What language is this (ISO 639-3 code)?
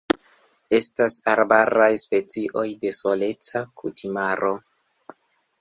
epo